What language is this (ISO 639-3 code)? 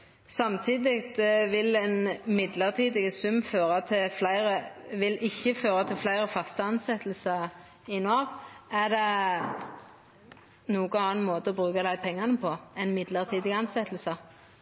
nno